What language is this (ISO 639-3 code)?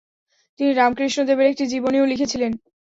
ben